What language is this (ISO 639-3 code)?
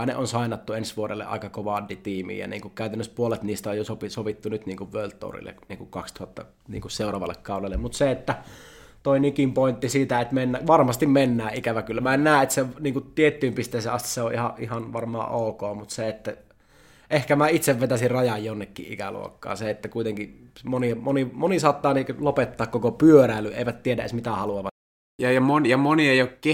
fin